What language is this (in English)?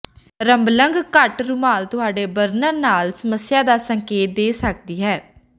Punjabi